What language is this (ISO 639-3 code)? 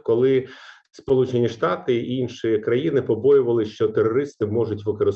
ukr